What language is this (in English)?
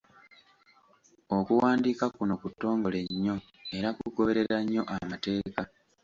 Ganda